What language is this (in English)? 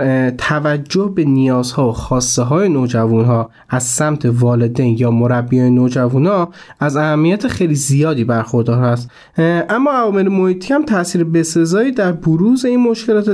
Persian